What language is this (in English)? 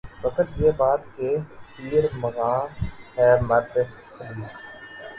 Urdu